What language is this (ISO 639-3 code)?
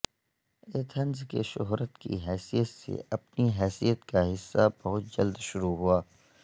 urd